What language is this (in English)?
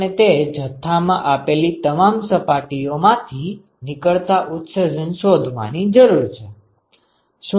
Gujarati